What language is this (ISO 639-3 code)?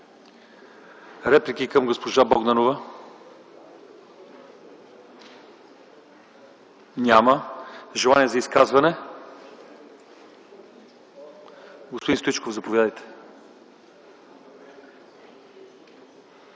bul